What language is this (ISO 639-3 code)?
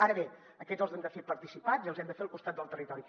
cat